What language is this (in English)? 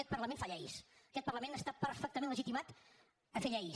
Catalan